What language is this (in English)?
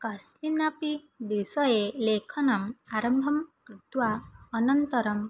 Sanskrit